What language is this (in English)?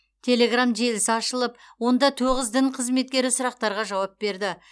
Kazakh